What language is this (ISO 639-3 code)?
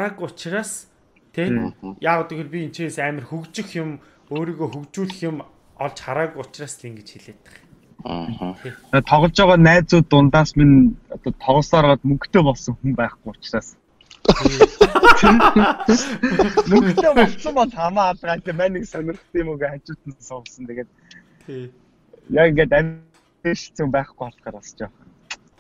fra